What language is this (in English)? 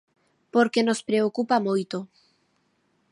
Galician